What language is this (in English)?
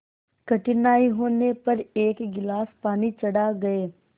Hindi